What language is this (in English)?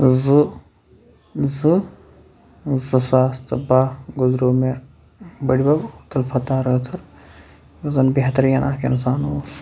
Kashmiri